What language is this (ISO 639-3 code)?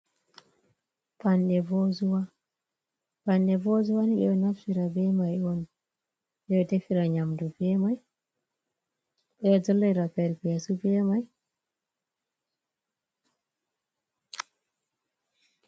ful